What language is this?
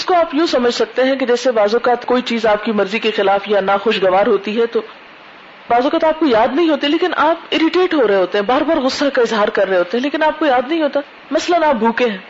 Urdu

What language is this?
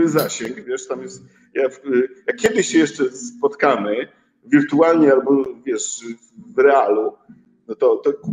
Polish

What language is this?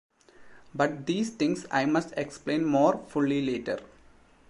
English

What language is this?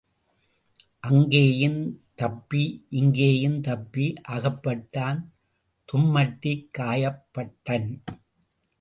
Tamil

